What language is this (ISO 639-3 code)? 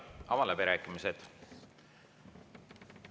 est